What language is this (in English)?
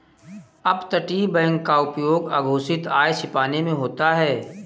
Hindi